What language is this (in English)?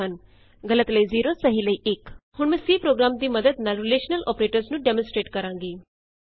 Punjabi